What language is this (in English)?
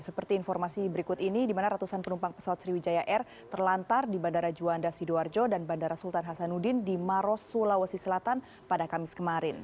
Indonesian